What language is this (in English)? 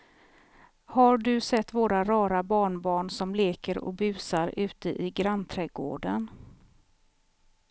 Swedish